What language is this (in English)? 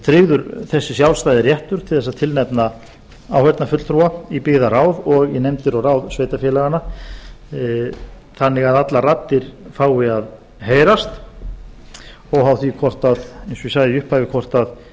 Icelandic